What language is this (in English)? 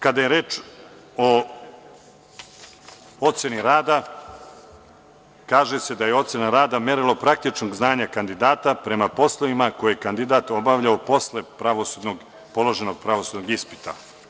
Serbian